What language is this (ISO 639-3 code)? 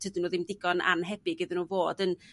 cym